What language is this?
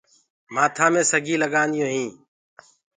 Gurgula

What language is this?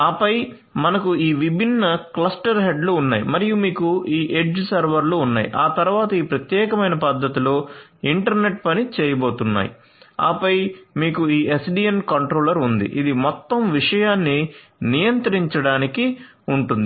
Telugu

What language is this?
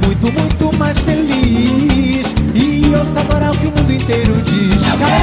Portuguese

